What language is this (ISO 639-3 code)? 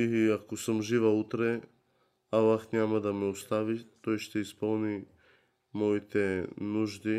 bul